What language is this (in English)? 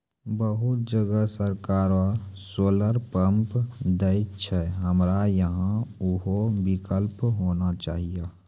Maithili